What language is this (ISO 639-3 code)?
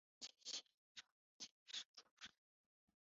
zho